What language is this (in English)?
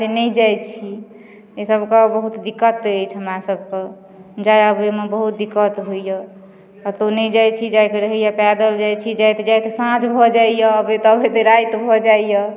Maithili